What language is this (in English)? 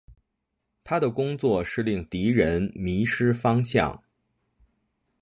Chinese